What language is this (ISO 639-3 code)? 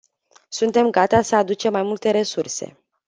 ron